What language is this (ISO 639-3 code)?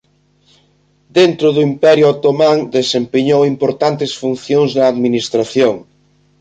glg